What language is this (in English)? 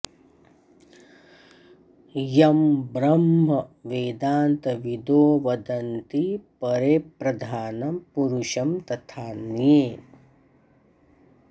Sanskrit